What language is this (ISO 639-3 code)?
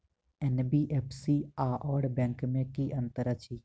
mai